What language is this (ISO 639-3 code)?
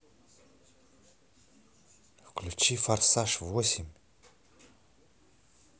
rus